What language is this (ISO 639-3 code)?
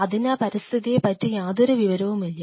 mal